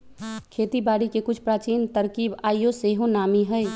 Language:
Magahi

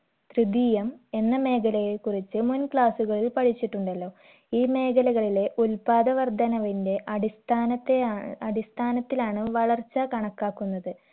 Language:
Malayalam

